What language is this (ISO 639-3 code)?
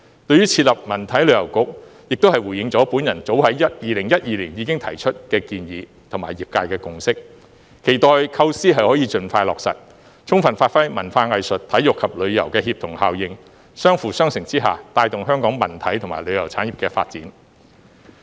yue